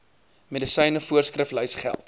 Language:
Afrikaans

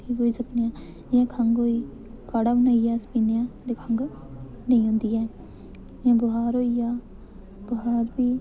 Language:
Dogri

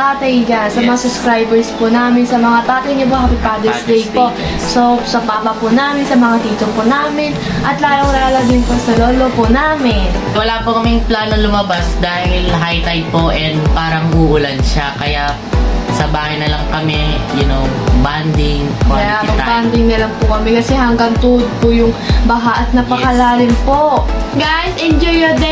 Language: Filipino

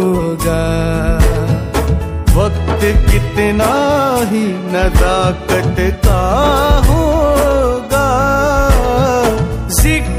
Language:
Hindi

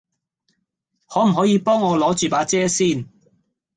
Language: Cantonese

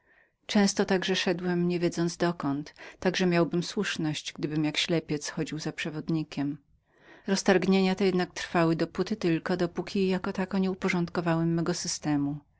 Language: Polish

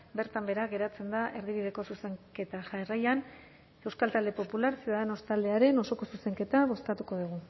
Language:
Basque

